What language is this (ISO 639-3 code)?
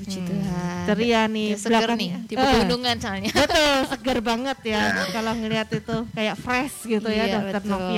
ind